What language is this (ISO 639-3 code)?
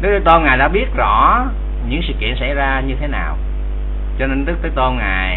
vie